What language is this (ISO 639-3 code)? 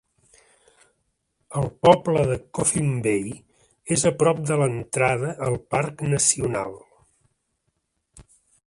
cat